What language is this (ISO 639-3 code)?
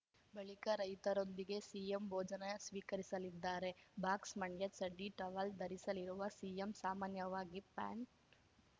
kan